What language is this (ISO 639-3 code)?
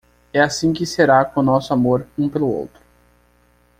por